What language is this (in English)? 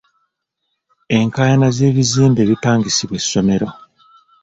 Ganda